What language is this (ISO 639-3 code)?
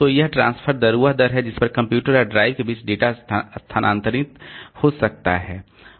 hin